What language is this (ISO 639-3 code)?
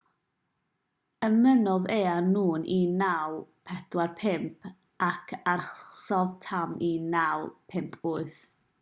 cym